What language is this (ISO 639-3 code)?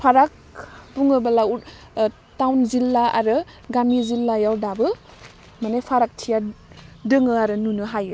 brx